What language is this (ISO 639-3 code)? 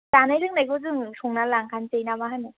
brx